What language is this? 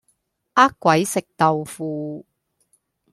Cantonese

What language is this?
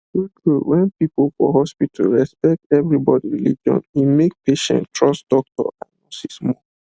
Nigerian Pidgin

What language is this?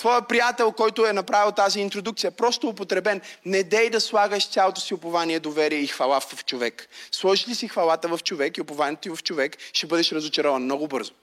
Bulgarian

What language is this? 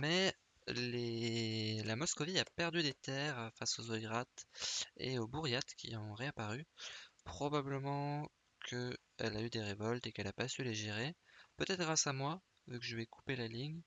French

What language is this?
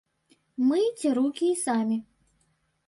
Belarusian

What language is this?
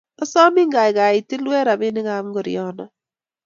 Kalenjin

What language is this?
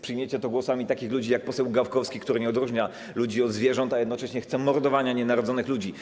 Polish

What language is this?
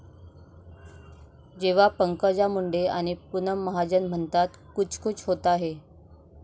Marathi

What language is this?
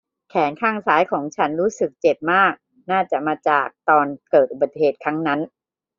Thai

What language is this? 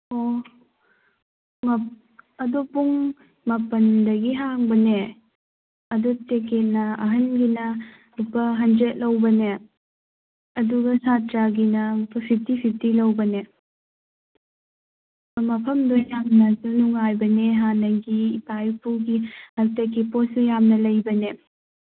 Manipuri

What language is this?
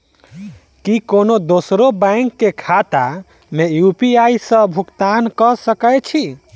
Maithili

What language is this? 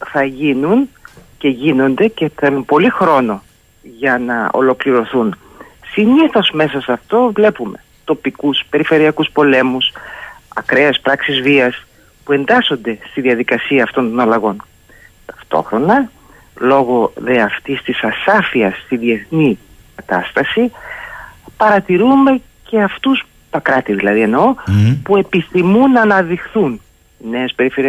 Greek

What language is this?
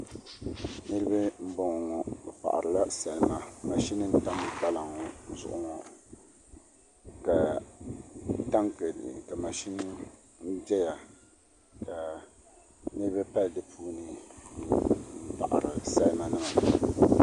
Dagbani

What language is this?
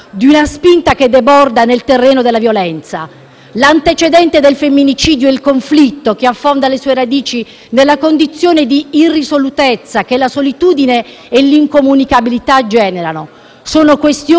Italian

